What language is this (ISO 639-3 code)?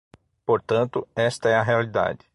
por